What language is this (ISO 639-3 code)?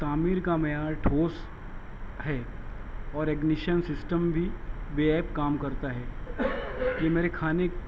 urd